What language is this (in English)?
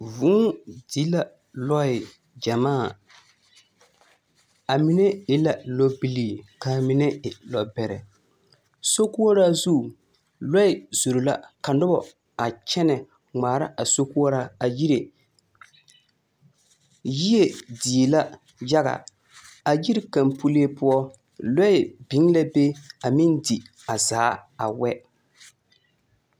Southern Dagaare